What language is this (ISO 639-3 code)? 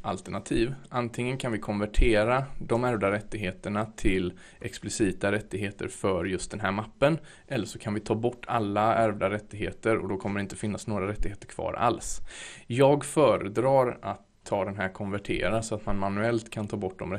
swe